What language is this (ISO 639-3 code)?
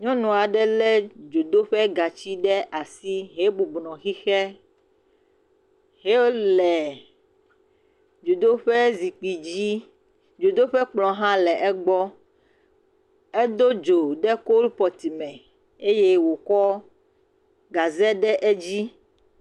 ewe